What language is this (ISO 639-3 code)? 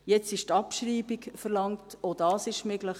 gsw